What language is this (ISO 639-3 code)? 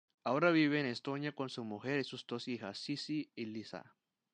spa